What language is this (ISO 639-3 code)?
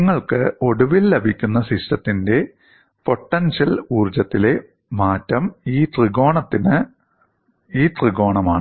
mal